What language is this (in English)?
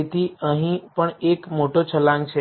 Gujarati